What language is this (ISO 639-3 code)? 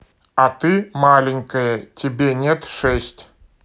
rus